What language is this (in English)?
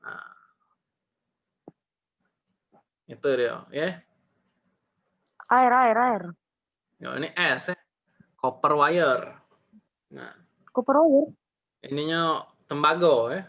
Indonesian